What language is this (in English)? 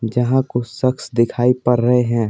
Hindi